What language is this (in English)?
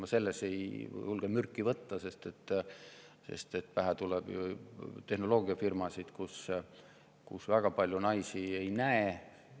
Estonian